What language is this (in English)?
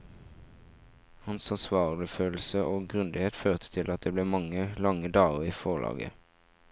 Norwegian